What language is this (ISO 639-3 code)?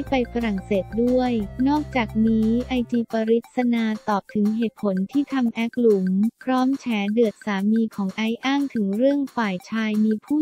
tha